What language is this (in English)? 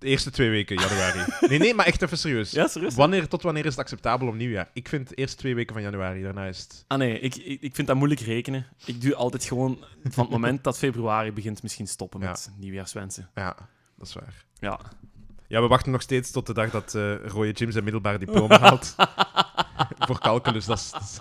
Dutch